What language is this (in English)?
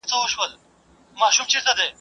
Pashto